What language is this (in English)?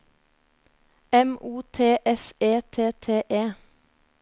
Norwegian